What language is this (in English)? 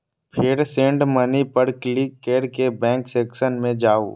Maithili